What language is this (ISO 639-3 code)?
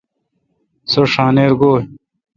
xka